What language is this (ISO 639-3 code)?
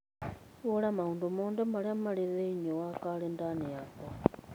kik